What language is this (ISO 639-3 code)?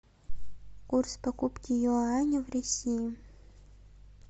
rus